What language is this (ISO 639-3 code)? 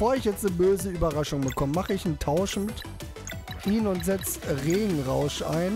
deu